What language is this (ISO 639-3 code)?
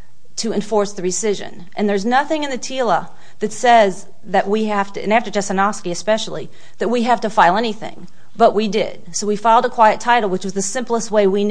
eng